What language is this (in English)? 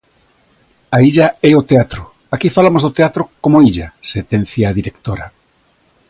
Galician